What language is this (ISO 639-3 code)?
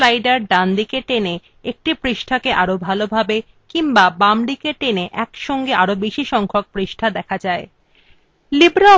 ben